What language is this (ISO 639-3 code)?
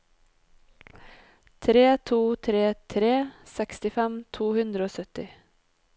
nor